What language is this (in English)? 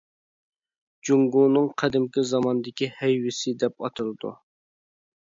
Uyghur